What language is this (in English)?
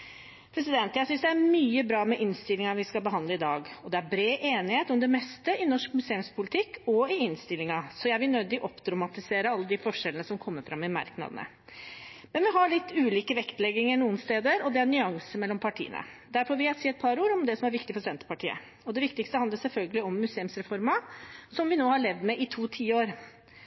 Norwegian Bokmål